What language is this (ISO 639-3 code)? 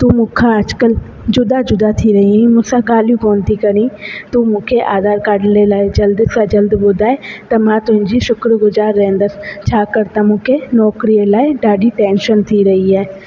snd